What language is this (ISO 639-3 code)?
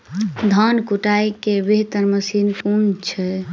mai